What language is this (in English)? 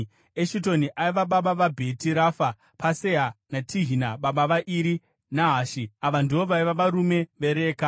Shona